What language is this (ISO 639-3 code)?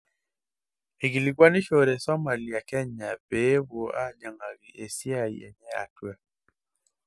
mas